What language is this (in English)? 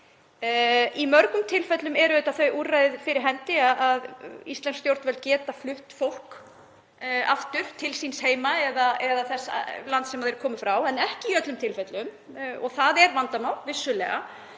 Icelandic